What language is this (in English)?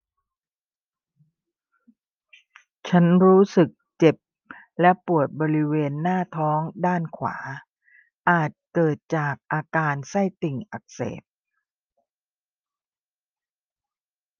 Thai